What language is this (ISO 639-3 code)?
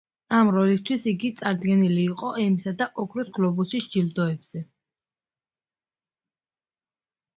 kat